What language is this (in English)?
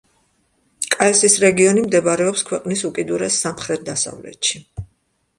Georgian